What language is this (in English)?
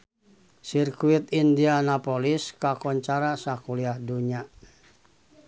Sundanese